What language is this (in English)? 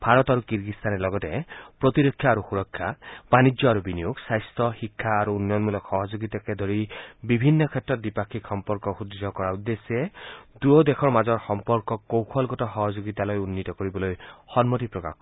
Assamese